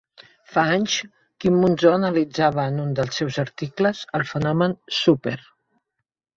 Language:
Catalan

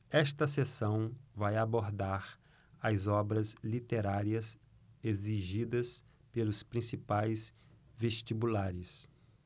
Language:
Portuguese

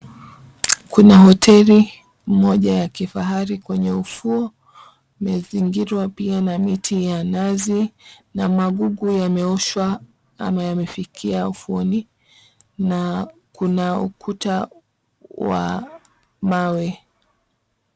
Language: Swahili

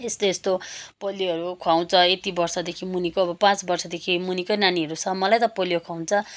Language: Nepali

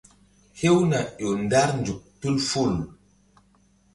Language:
Mbum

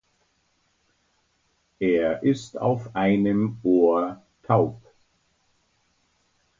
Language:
German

